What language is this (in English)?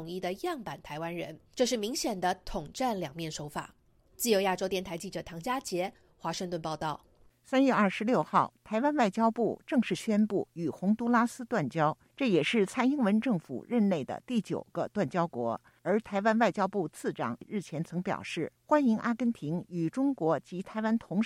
Chinese